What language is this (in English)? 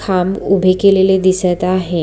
Marathi